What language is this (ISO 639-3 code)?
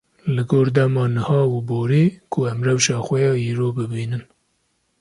kur